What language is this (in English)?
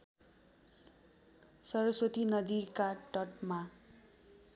Nepali